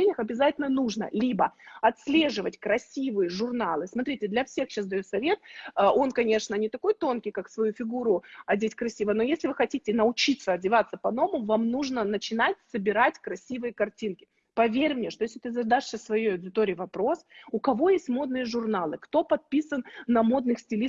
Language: Russian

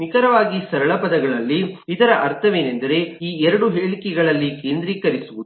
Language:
Kannada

